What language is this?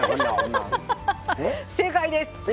Japanese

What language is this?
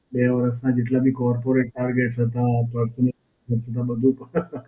Gujarati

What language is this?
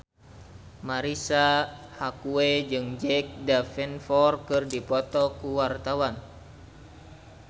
Sundanese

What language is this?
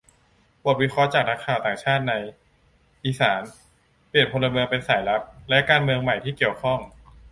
Thai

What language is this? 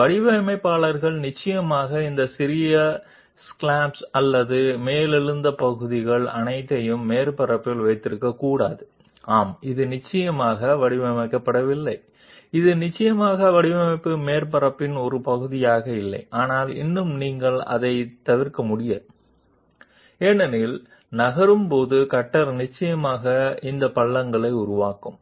Telugu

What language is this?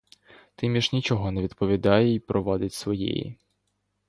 Ukrainian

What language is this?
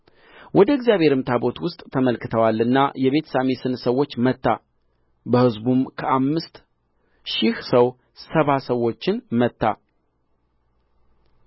Amharic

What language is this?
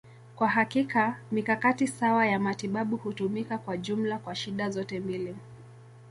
Swahili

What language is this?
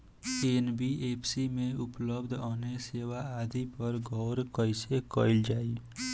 Bhojpuri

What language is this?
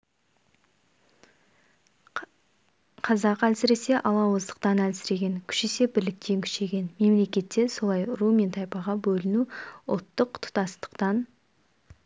Kazakh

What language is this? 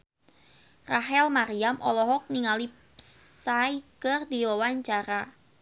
Sundanese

